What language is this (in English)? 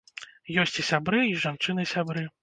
Belarusian